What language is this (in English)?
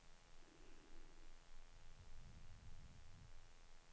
Swedish